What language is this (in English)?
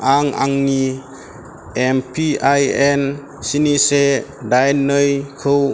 Bodo